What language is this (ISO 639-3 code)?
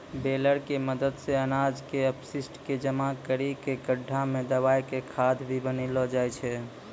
mai